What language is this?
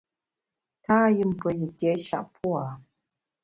Bamun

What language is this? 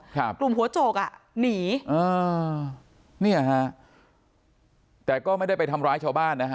Thai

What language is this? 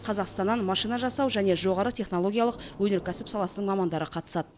Kazakh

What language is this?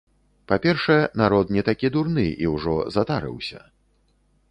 Belarusian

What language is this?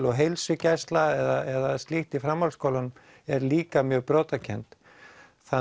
Icelandic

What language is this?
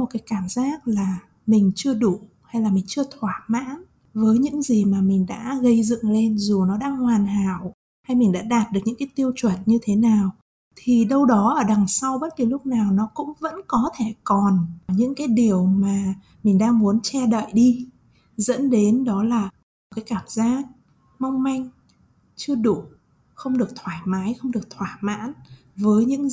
Vietnamese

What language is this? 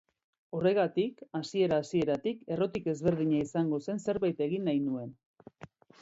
Basque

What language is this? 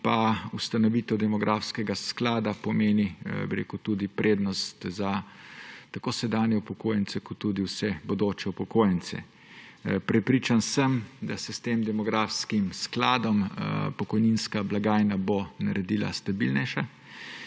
Slovenian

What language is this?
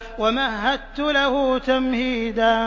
Arabic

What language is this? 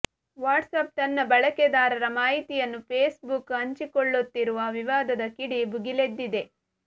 Kannada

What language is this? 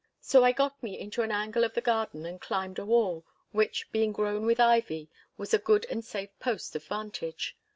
English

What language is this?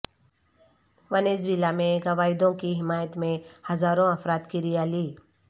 Urdu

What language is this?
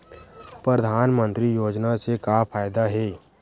Chhattisgarhi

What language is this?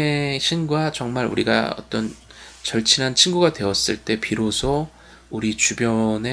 Korean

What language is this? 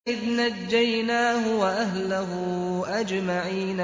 Arabic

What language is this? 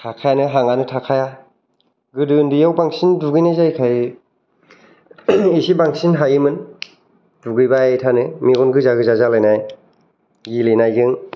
Bodo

